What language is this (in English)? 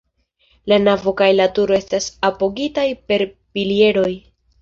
Esperanto